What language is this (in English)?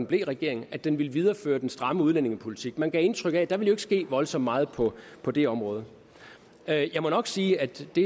Danish